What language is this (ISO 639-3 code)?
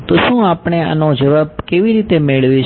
guj